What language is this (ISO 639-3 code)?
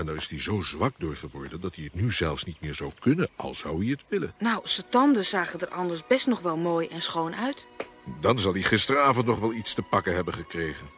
nld